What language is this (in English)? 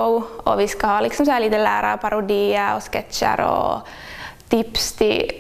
Swedish